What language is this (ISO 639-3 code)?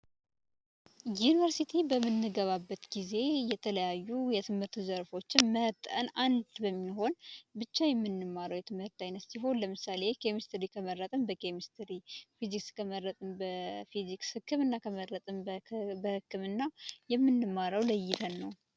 amh